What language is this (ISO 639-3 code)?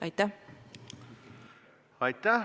est